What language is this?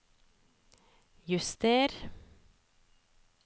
Norwegian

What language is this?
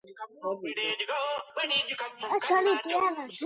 Georgian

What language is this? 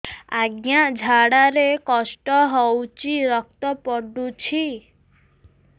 Odia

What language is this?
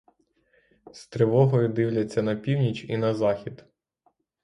Ukrainian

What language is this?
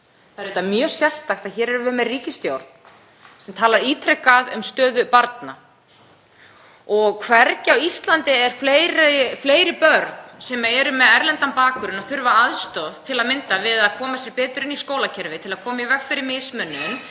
Icelandic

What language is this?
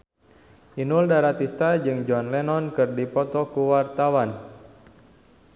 Sundanese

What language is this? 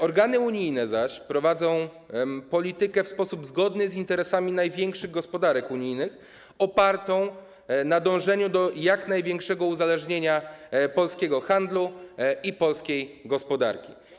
Polish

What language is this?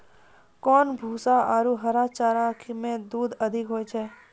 Maithili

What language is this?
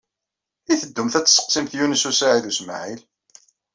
Kabyle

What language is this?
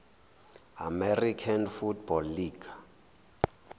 Zulu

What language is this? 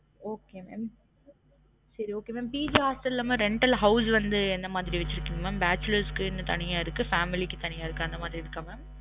Tamil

